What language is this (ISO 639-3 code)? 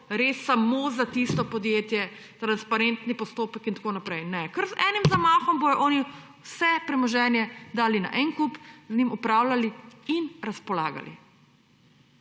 slv